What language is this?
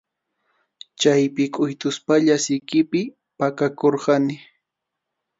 Arequipa-La Unión Quechua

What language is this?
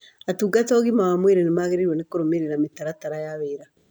Kikuyu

